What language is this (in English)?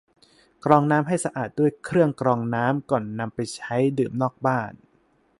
Thai